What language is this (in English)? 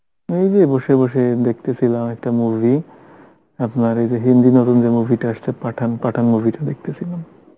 Bangla